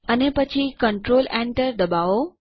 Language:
Gujarati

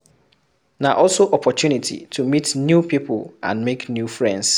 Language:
Nigerian Pidgin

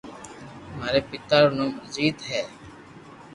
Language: Loarki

